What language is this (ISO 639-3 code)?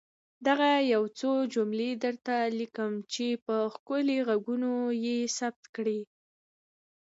pus